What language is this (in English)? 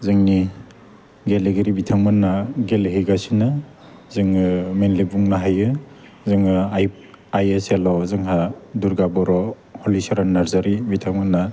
Bodo